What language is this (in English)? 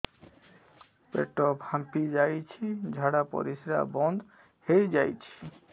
Odia